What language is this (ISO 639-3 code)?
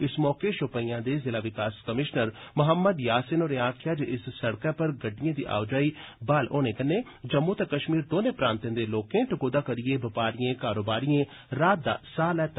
doi